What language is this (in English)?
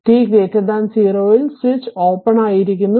Malayalam